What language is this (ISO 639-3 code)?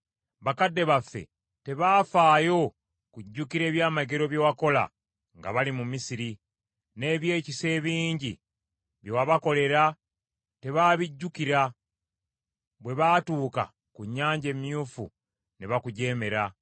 lug